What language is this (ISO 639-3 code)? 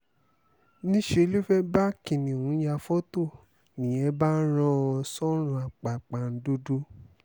yor